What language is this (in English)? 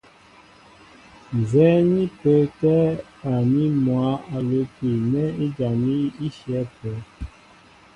Mbo (Cameroon)